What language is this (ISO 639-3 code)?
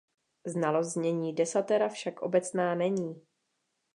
ces